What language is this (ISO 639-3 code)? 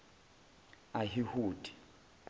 zul